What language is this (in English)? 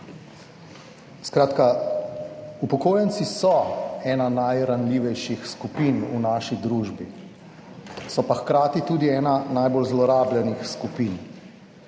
Slovenian